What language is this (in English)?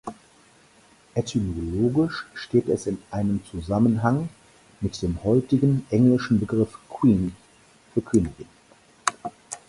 German